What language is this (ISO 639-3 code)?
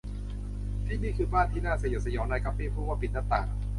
tha